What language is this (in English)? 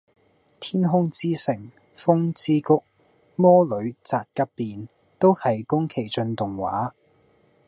Cantonese